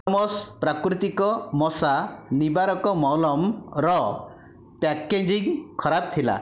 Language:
Odia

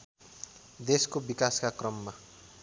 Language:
Nepali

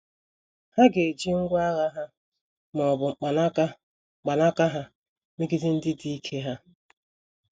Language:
Igbo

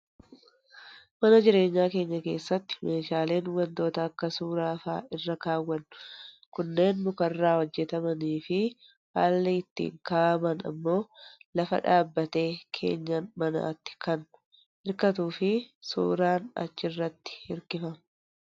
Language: Oromo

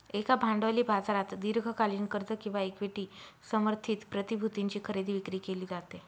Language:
Marathi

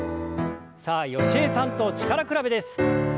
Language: Japanese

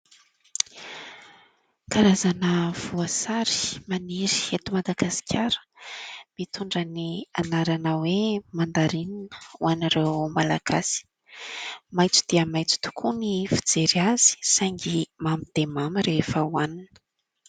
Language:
Malagasy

